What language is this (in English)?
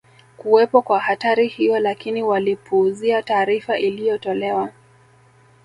Swahili